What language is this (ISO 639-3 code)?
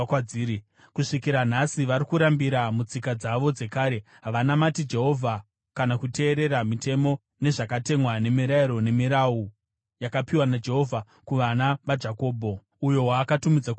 sna